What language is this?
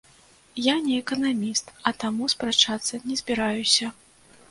Belarusian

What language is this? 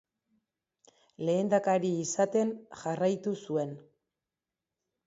Basque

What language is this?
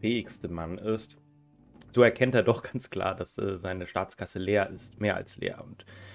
German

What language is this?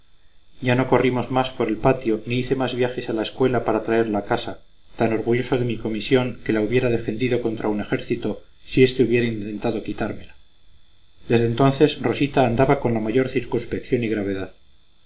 Spanish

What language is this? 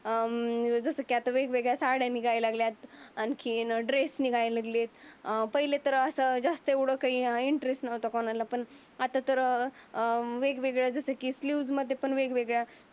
Marathi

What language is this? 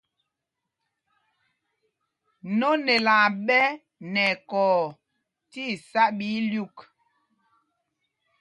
Mpumpong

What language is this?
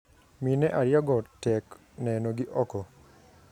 Luo (Kenya and Tanzania)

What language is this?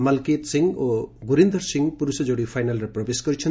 Odia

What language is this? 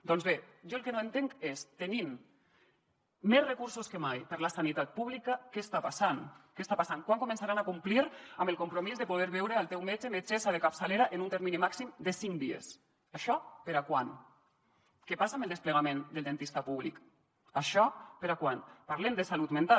Catalan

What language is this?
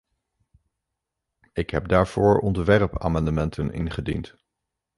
Dutch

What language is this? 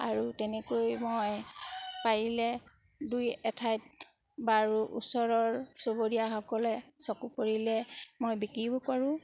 Assamese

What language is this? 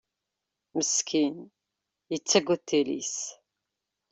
Kabyle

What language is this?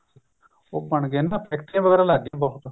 Punjabi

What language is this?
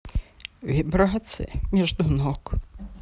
Russian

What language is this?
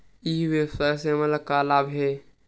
Chhattisgarhi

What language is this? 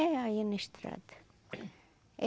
Portuguese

